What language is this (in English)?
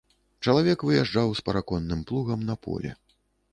Belarusian